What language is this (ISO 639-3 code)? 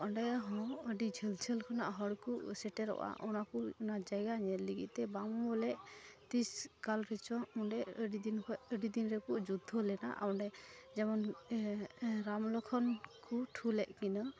sat